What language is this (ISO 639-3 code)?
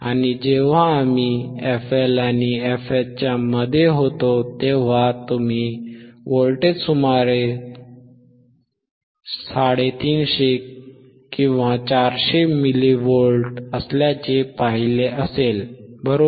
mar